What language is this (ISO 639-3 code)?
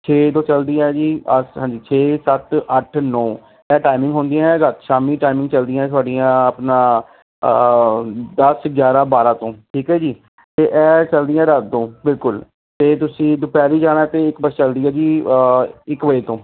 pan